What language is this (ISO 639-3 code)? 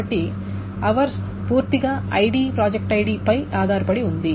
tel